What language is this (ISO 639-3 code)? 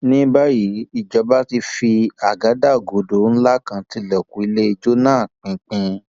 yor